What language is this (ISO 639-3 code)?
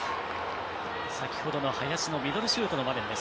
jpn